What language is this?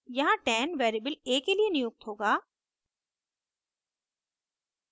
Hindi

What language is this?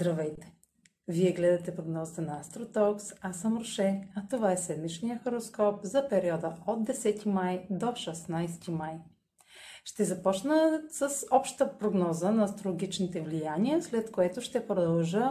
Bulgarian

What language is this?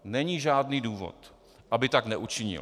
Czech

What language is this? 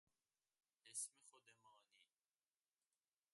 Persian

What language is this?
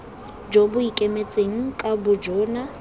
Tswana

